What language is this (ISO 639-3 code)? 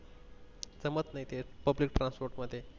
mar